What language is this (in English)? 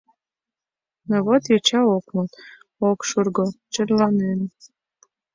Mari